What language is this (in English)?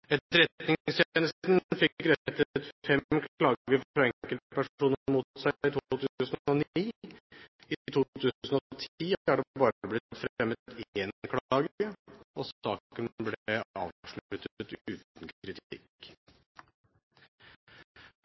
Norwegian Bokmål